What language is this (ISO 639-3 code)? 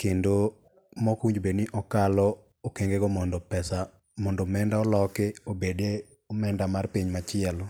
luo